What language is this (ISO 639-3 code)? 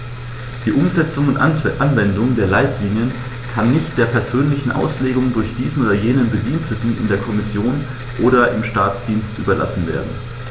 deu